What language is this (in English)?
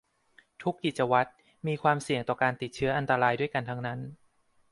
Thai